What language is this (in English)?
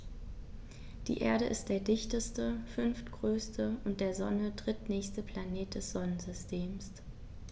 German